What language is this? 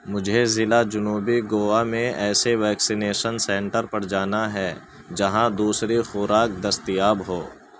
Urdu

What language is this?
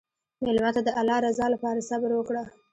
Pashto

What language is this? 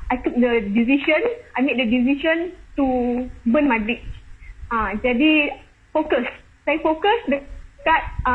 Malay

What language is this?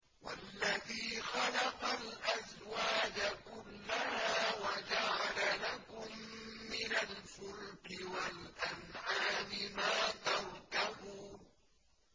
Arabic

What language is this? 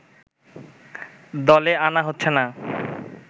Bangla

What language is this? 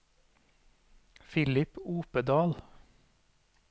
Norwegian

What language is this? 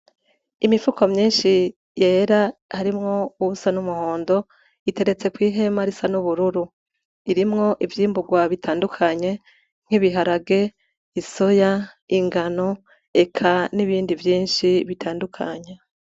Rundi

